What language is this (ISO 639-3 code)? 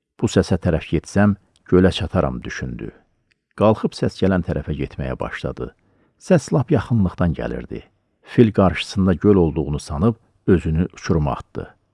tur